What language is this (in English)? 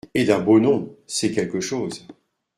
French